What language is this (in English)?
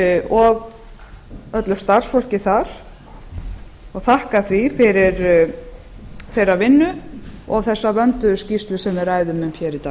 Icelandic